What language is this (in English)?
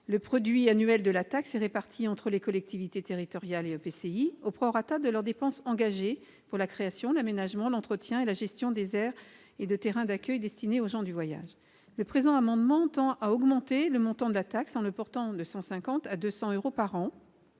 French